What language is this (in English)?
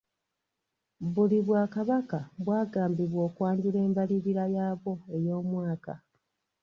Ganda